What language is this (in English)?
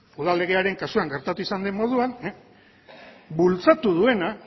Basque